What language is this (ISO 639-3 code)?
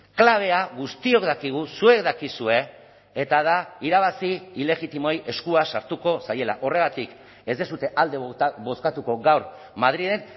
eus